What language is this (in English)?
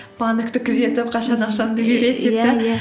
Kazakh